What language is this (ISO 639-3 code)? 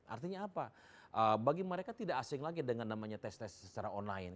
ind